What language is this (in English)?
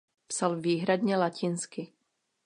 Czech